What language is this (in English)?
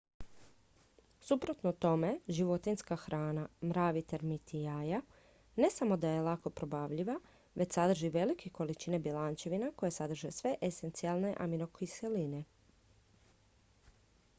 Croatian